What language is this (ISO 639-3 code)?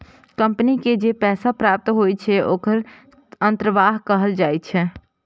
mai